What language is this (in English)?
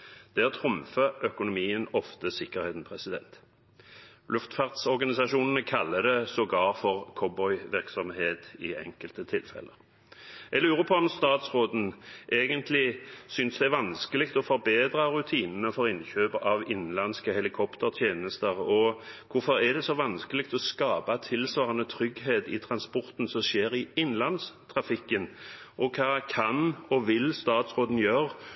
Norwegian Bokmål